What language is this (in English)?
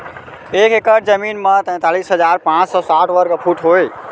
Chhattisgarhi